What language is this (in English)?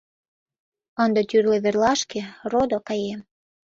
Mari